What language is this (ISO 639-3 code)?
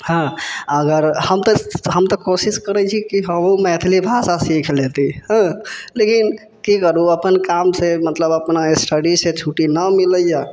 mai